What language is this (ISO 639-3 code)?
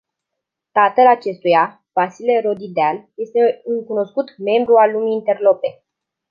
ron